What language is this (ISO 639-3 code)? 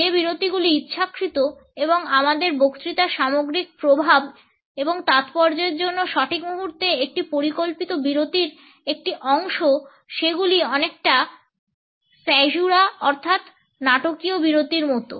ben